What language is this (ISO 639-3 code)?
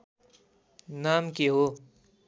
nep